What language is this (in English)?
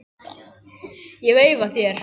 Icelandic